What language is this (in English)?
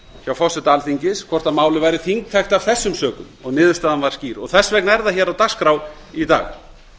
Icelandic